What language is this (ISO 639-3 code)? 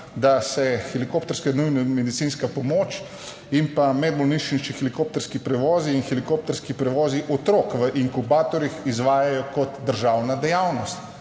slv